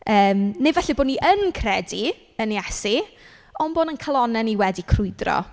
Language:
Welsh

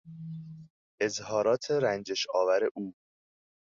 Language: Persian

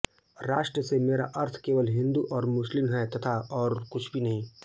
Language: Hindi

